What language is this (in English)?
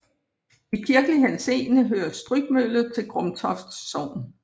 Danish